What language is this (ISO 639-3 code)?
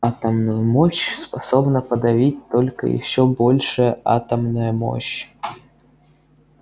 rus